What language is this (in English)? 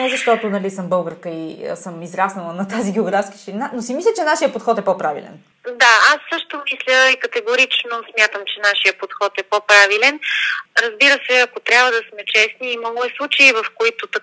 Bulgarian